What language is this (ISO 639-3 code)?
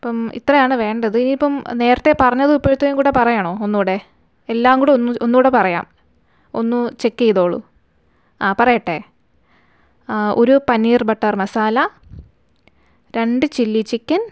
mal